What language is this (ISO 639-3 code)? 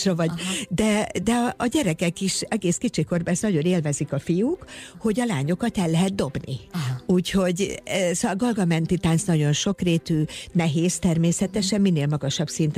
hun